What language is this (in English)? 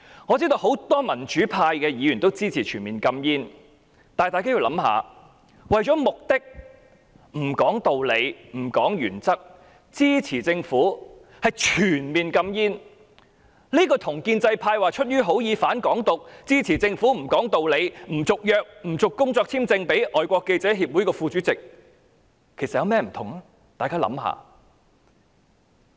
Cantonese